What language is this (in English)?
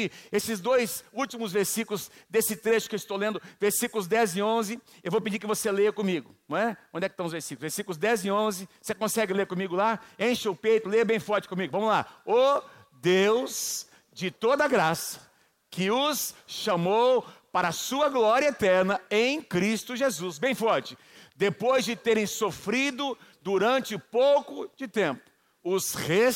Portuguese